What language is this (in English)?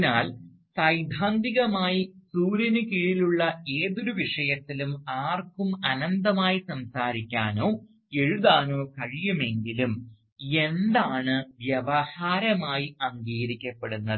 Malayalam